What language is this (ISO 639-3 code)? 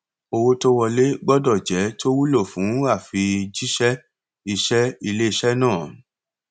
yor